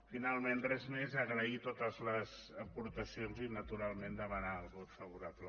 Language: Catalan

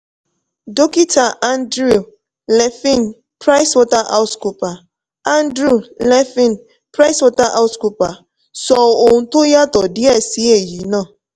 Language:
Yoruba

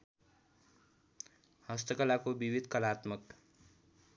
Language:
Nepali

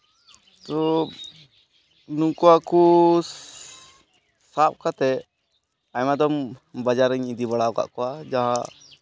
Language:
Santali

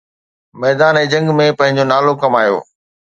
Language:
Sindhi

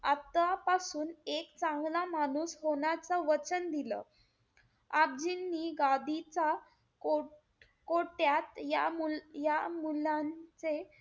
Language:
Marathi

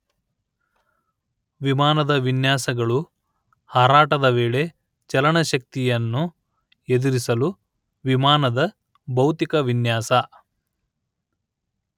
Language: Kannada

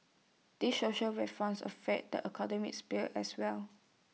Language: English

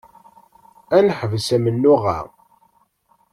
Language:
Kabyle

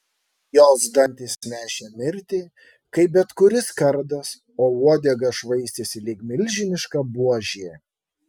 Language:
Lithuanian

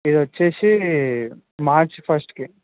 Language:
Telugu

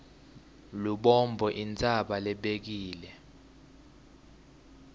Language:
Swati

